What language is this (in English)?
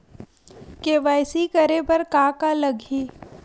Chhattisgarhi